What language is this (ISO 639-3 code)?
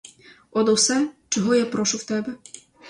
ukr